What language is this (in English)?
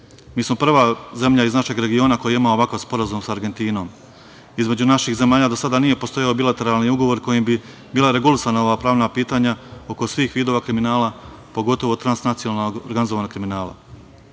Serbian